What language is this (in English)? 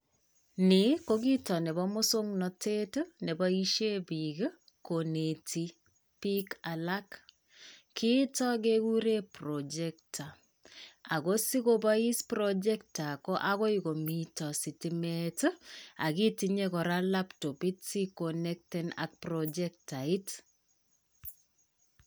Kalenjin